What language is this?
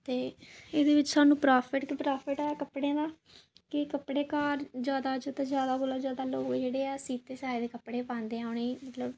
Dogri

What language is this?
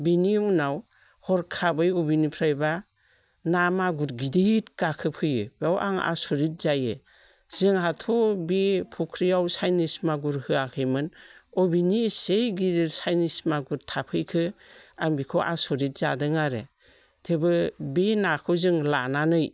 Bodo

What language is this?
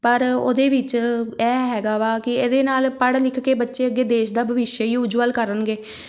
Punjabi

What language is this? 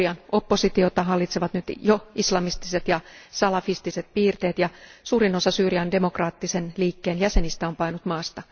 Finnish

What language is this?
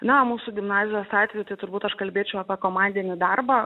Lithuanian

